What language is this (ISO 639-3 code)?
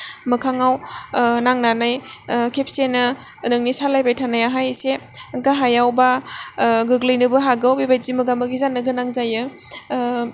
brx